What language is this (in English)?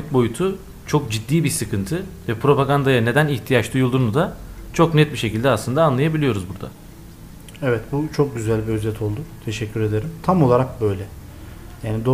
Turkish